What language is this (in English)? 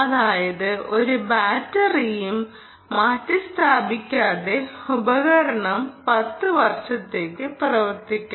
Malayalam